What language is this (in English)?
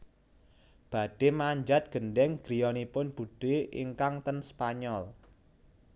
Javanese